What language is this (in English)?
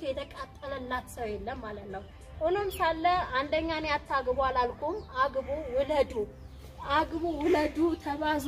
Arabic